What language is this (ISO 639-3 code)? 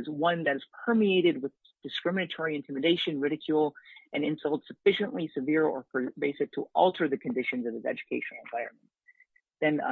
eng